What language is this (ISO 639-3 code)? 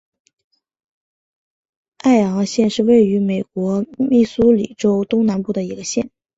zho